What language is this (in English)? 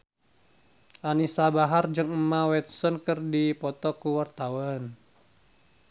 Sundanese